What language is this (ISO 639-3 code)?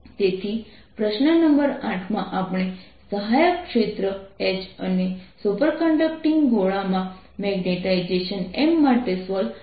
guj